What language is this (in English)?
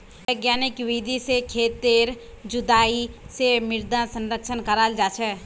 Magahi